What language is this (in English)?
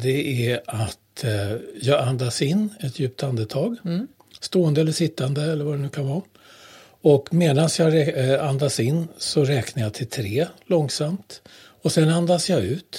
Swedish